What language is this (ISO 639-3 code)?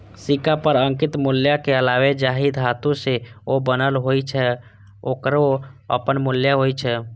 mai